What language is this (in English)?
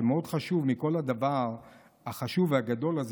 Hebrew